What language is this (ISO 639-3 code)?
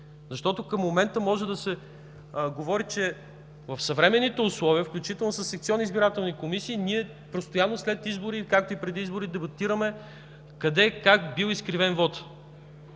bul